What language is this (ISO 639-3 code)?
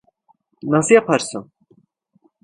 tur